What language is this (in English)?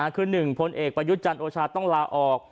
Thai